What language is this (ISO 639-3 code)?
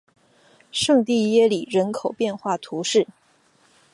zho